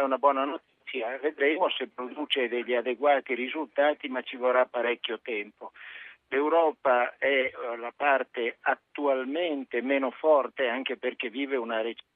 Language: Italian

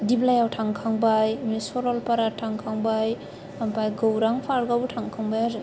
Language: Bodo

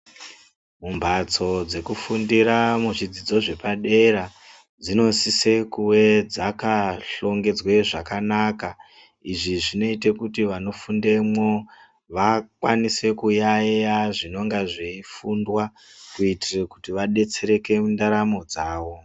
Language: Ndau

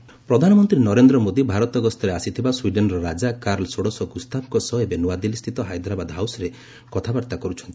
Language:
Odia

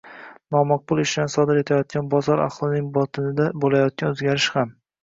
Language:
Uzbek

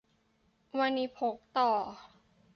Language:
Thai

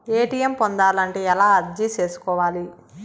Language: Telugu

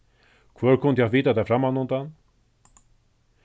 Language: Faroese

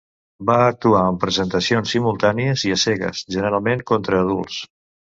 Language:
Catalan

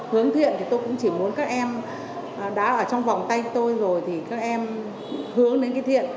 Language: Vietnamese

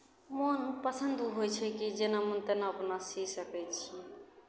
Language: Maithili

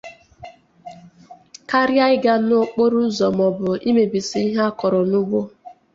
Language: Igbo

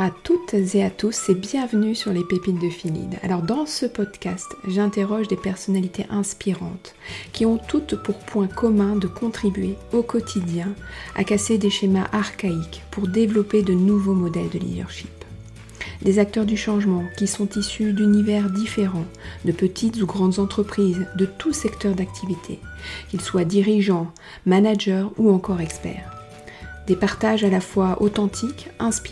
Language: French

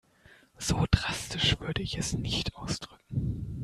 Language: German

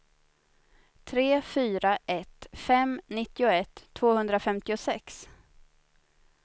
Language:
Swedish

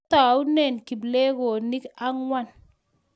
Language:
Kalenjin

